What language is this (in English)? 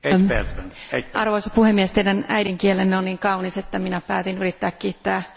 Finnish